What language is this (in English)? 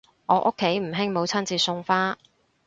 Cantonese